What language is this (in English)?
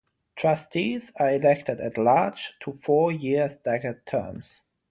English